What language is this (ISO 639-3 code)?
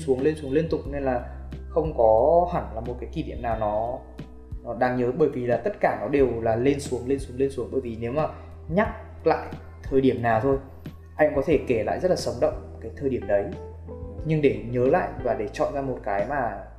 vie